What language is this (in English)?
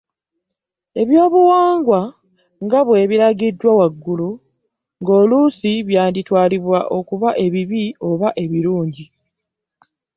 Ganda